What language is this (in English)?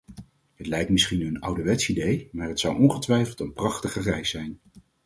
Dutch